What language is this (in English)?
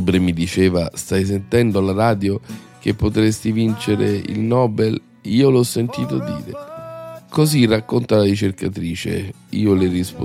Italian